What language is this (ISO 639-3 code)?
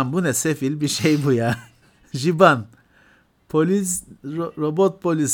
tur